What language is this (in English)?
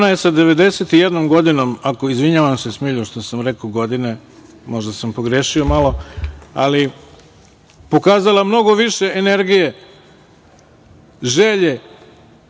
Serbian